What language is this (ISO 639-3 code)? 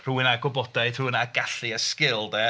cym